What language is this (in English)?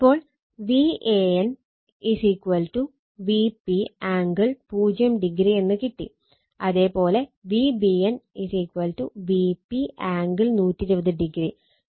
Malayalam